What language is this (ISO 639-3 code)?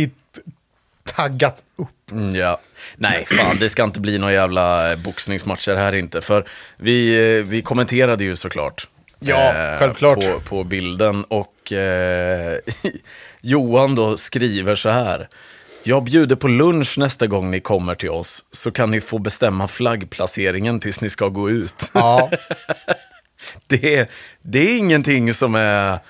swe